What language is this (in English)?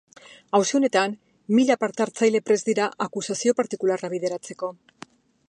Basque